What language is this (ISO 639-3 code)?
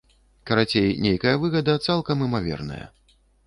bel